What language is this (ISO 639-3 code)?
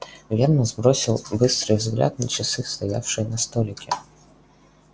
rus